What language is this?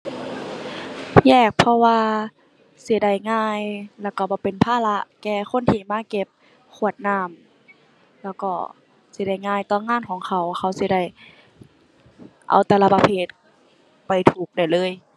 Thai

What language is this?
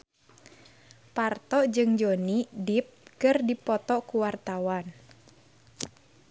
Sundanese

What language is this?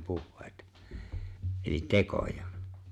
Finnish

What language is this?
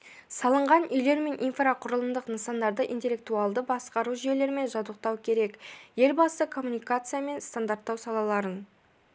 Kazakh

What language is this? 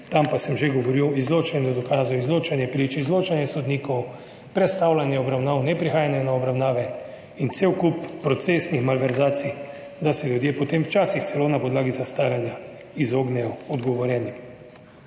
Slovenian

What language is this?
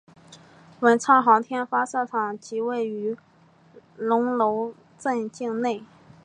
Chinese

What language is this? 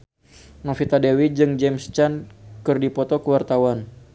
Sundanese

